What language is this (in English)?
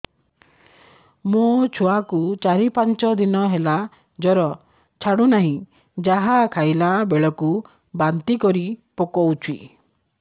Odia